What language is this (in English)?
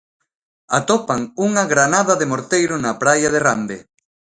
Galician